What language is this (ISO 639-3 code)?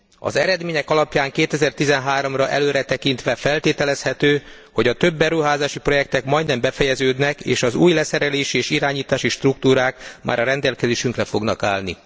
hun